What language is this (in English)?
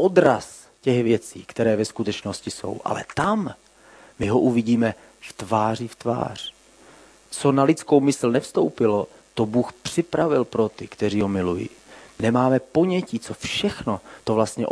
Czech